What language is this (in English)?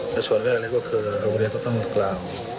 Thai